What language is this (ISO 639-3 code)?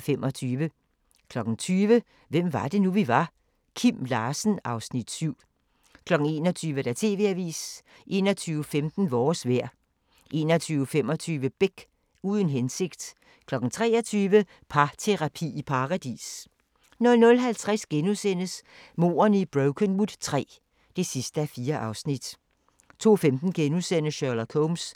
dan